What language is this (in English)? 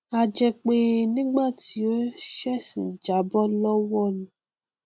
Yoruba